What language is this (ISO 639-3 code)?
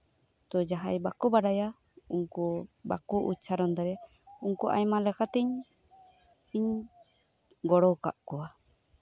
sat